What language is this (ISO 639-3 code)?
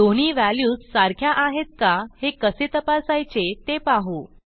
mar